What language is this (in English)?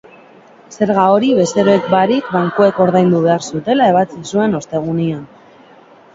Basque